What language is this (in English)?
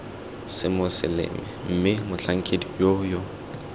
Tswana